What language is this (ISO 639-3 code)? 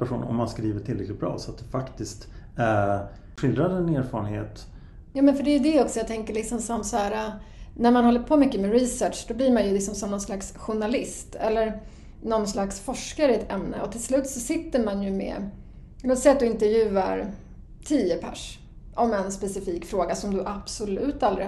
swe